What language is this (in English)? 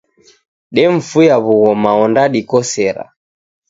Taita